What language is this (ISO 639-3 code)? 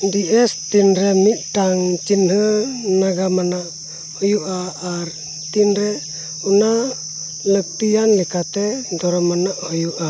sat